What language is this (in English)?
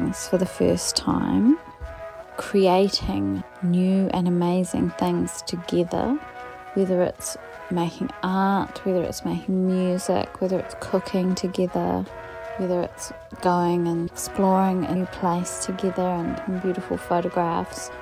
English